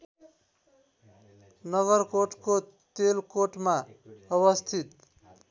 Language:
Nepali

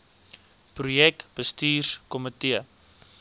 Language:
Afrikaans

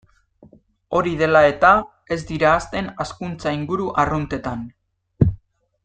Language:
Basque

